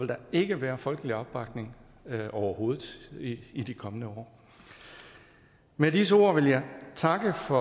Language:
Danish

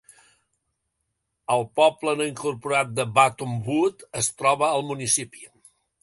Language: Catalan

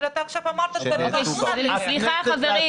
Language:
Hebrew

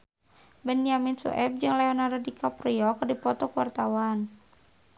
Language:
Sundanese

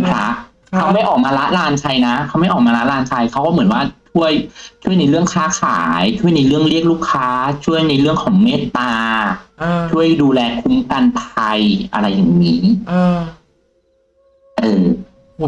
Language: Thai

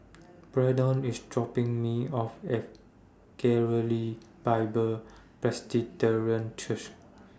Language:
English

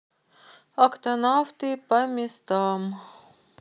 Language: Russian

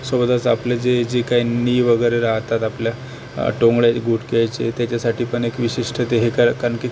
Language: Marathi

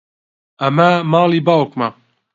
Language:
Central Kurdish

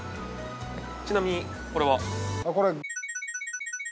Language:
Japanese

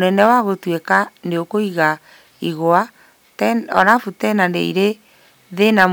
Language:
Kikuyu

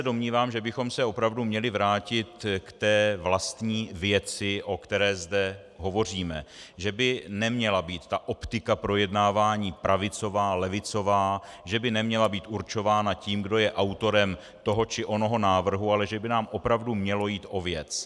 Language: Czech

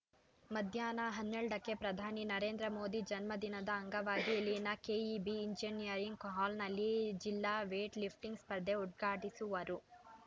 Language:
Kannada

